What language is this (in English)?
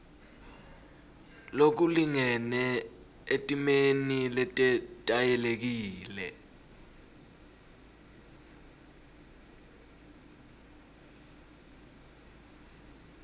Swati